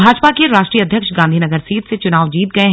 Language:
Hindi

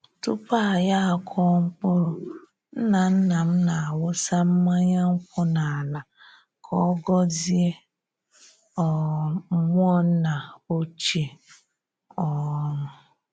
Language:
Igbo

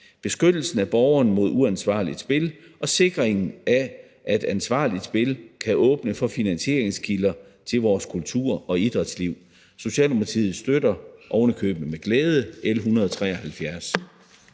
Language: Danish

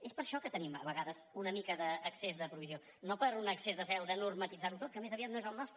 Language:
Catalan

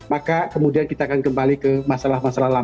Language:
Indonesian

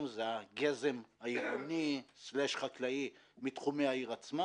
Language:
Hebrew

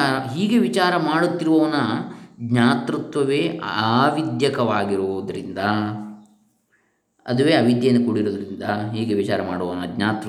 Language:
Kannada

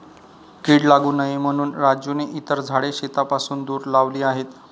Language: Marathi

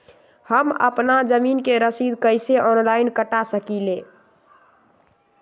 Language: Magahi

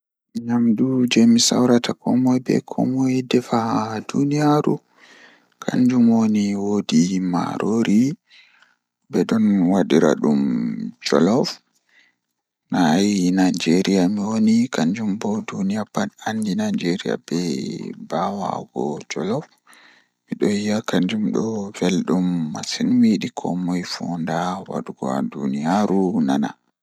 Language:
Fula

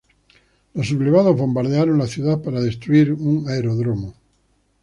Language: Spanish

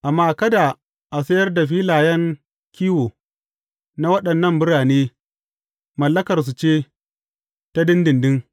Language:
Hausa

